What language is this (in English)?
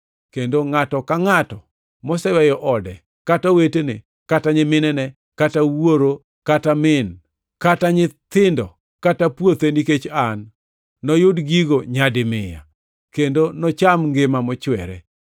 Luo (Kenya and Tanzania)